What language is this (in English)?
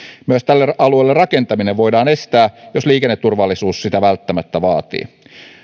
Finnish